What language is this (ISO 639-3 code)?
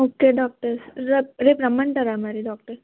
tel